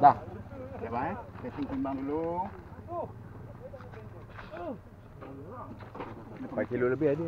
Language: Malay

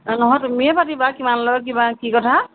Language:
Assamese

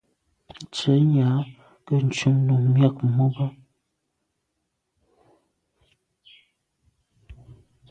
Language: Medumba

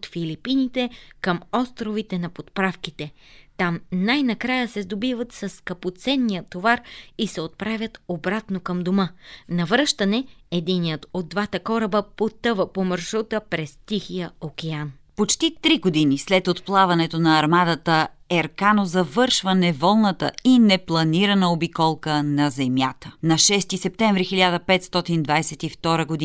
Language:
Bulgarian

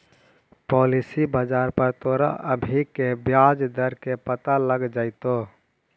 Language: Magahi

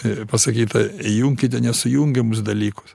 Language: Lithuanian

